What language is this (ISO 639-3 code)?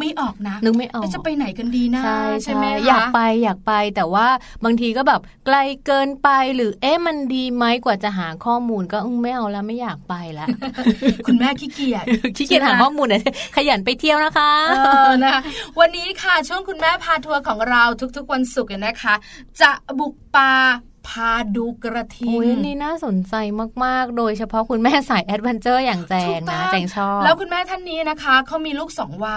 tha